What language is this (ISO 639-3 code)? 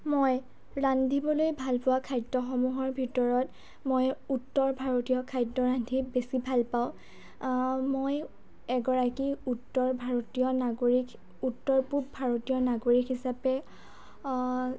asm